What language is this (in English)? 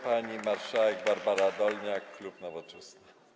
Polish